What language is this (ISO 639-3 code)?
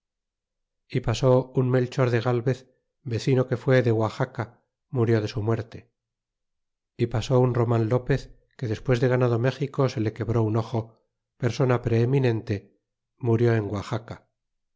spa